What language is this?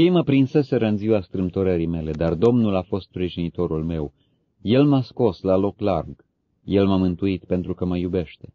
Romanian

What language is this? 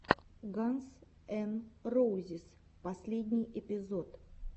Russian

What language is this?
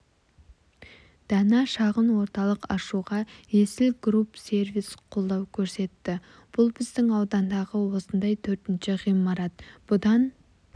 Kazakh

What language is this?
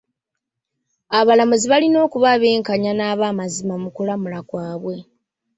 Ganda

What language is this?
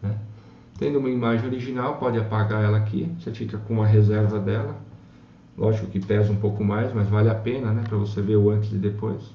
Portuguese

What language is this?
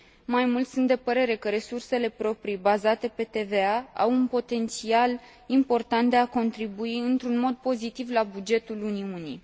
Romanian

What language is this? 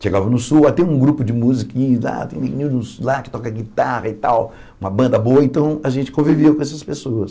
Portuguese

